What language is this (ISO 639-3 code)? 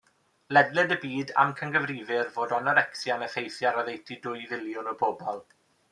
cym